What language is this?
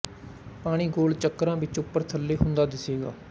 Punjabi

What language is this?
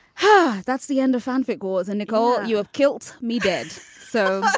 English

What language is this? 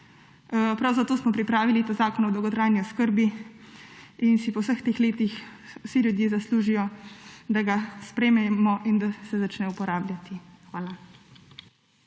Slovenian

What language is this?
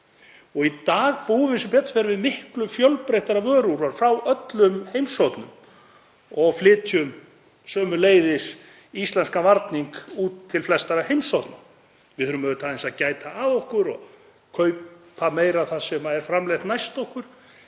Icelandic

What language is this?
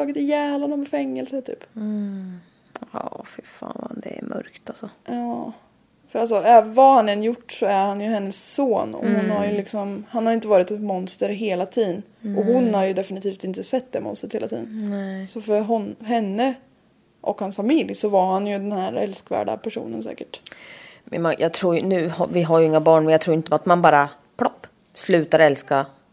Swedish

